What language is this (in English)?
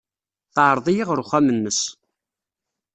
Kabyle